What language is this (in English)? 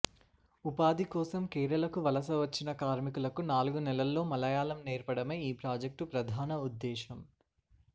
Telugu